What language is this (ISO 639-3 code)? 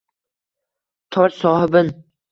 uzb